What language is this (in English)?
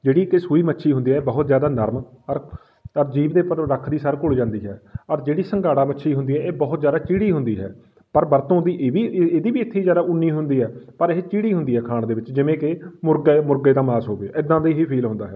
Punjabi